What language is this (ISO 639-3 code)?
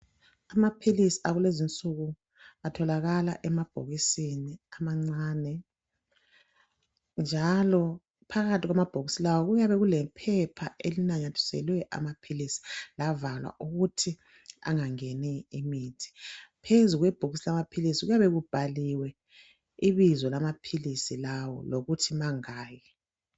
nde